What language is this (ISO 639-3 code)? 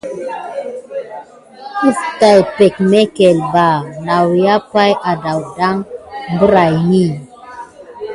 gid